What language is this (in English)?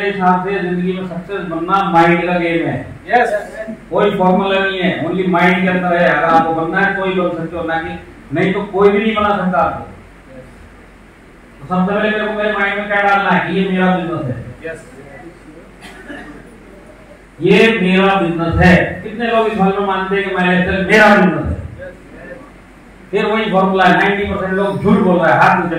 Hindi